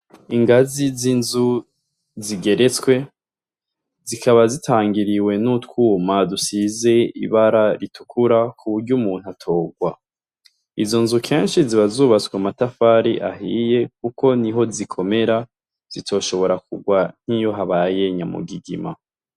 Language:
Rundi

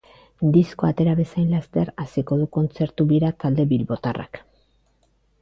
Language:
Basque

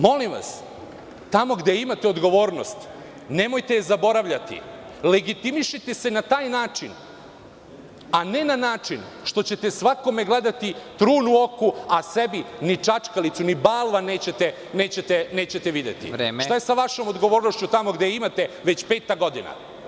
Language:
Serbian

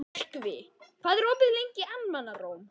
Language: Icelandic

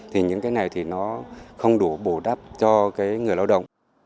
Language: Vietnamese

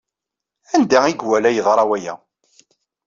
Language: Kabyle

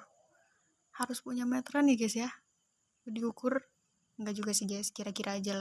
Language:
Indonesian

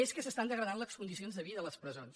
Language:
Catalan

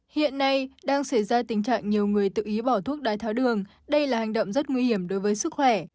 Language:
Vietnamese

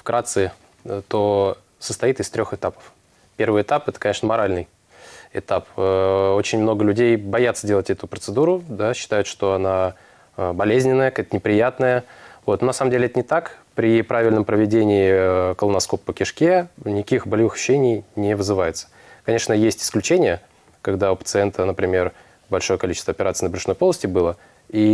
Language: Russian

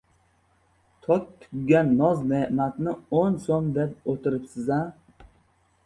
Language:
Uzbek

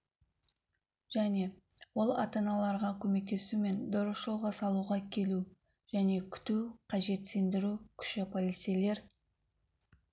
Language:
Kazakh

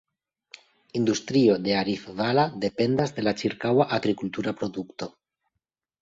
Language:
Esperanto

